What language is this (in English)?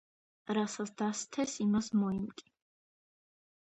Georgian